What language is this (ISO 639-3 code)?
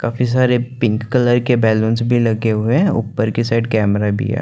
hin